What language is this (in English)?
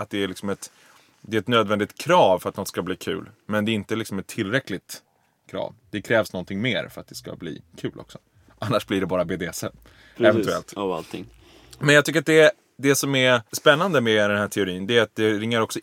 Swedish